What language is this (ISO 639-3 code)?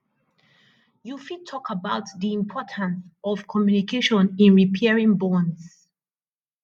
pcm